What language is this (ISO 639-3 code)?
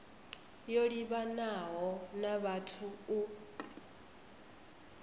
ven